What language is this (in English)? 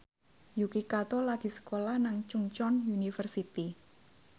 Javanese